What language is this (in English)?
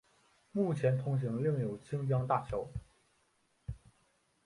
Chinese